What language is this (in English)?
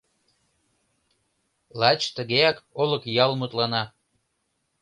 Mari